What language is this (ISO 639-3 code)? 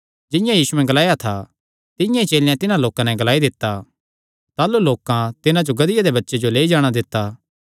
xnr